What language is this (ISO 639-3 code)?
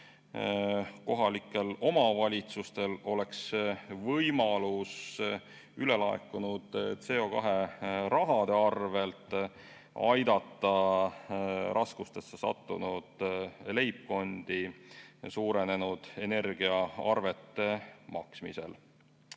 est